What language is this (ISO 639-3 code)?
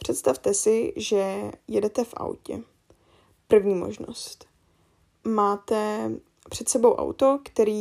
ces